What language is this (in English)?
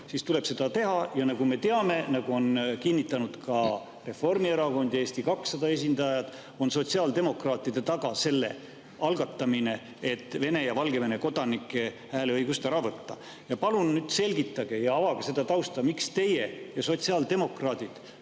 Estonian